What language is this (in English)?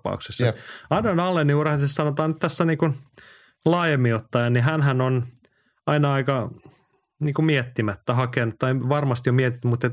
Finnish